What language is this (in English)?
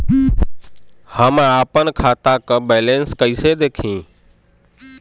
Bhojpuri